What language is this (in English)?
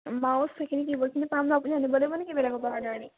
Assamese